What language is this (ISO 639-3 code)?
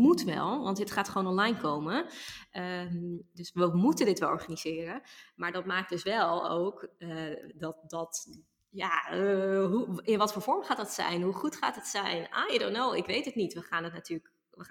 nld